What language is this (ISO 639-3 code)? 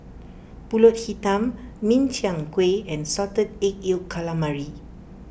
eng